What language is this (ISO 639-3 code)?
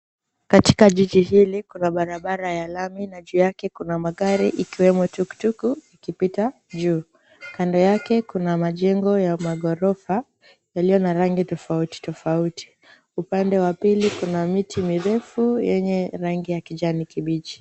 swa